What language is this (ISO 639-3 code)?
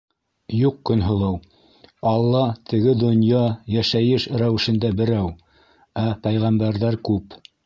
bak